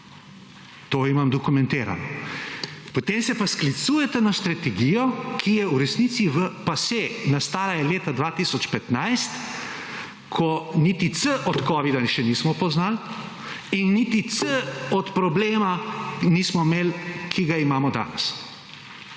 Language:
Slovenian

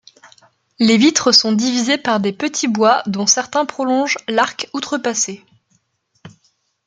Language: French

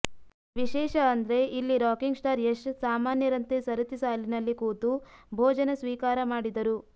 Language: Kannada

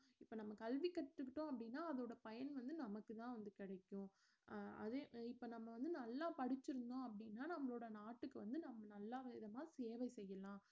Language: Tamil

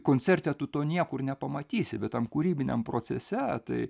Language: Lithuanian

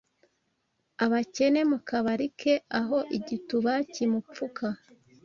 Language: Kinyarwanda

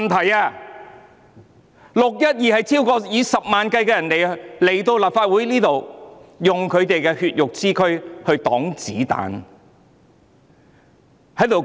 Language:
Cantonese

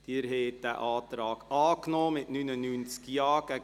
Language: Swiss German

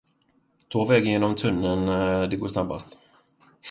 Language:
Swedish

